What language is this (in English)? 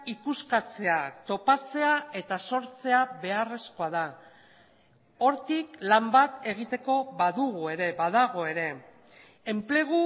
Basque